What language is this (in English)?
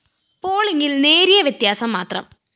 Malayalam